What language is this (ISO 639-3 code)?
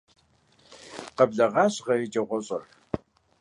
kbd